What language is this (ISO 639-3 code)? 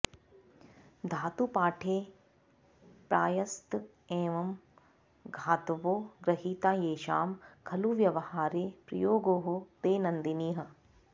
san